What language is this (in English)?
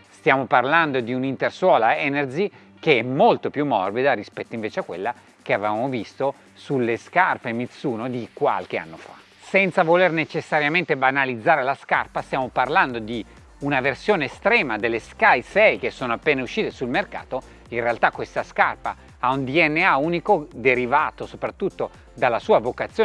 Italian